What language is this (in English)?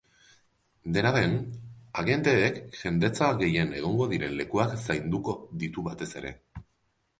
Basque